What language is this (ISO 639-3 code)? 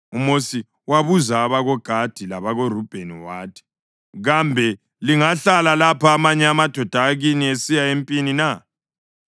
nde